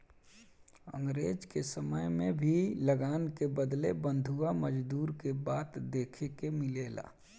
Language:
Bhojpuri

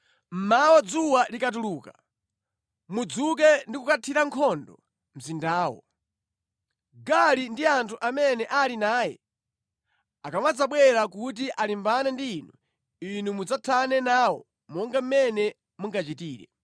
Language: Nyanja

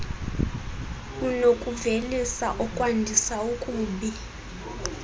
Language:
Xhosa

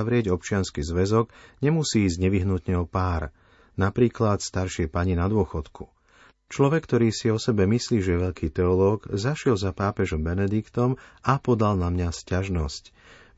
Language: Slovak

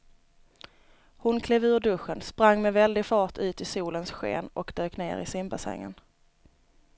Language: Swedish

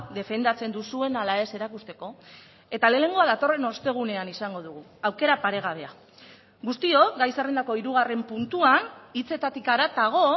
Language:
Basque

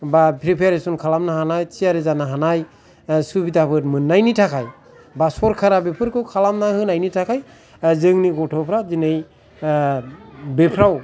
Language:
Bodo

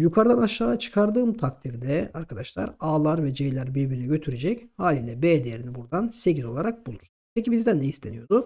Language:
Turkish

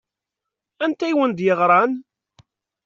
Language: Kabyle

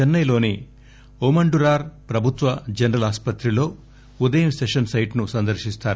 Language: Telugu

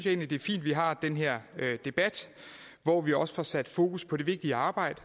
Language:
Danish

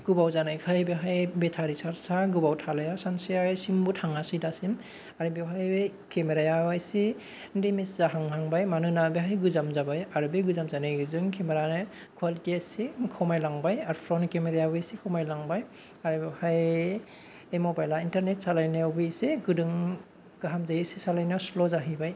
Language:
Bodo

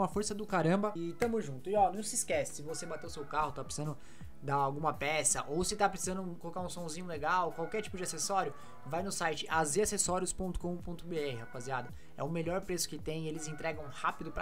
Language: Portuguese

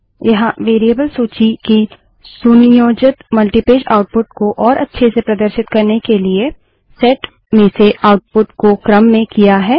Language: Hindi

